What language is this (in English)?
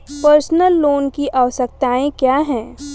Hindi